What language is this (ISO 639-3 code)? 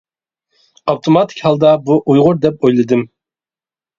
uig